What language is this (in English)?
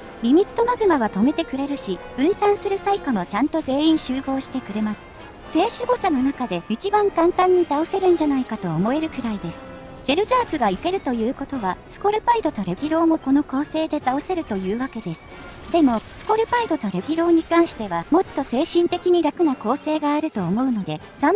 Japanese